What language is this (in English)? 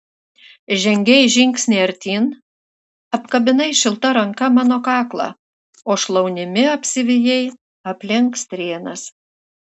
Lithuanian